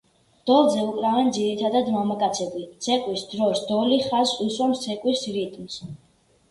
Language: Georgian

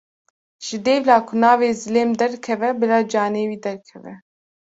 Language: Kurdish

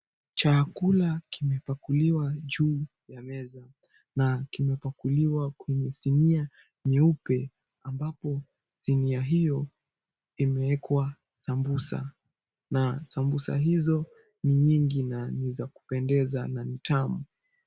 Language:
Swahili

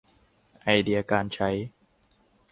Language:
Thai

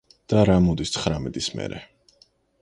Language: Georgian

